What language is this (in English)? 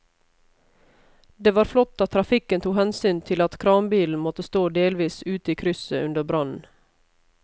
Norwegian